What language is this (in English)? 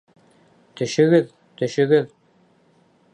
Bashkir